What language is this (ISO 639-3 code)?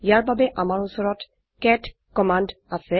asm